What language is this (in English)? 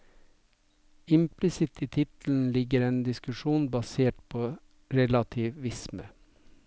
Norwegian